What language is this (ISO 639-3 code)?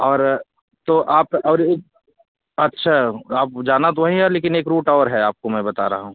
hin